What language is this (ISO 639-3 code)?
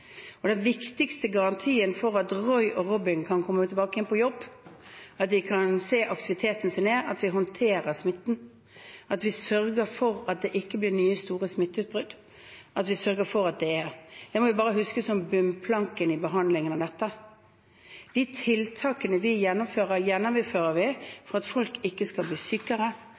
nob